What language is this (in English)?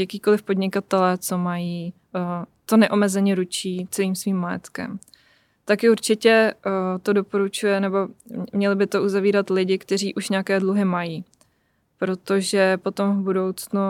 Czech